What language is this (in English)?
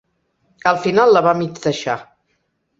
Catalan